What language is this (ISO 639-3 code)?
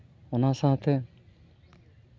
sat